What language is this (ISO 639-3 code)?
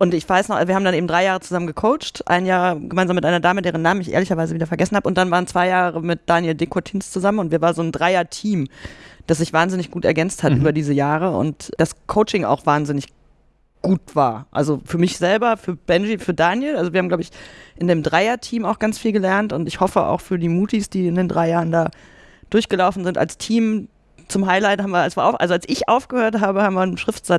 deu